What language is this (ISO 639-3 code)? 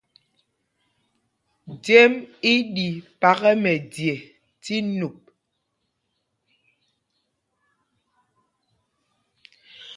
mgg